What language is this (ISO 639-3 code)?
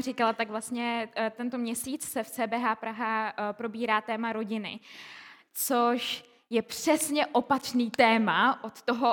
ces